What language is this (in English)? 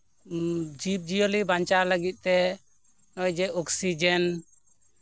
Santali